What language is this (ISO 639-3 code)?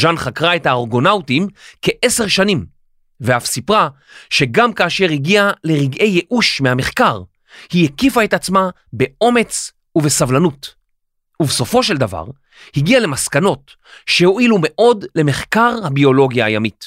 heb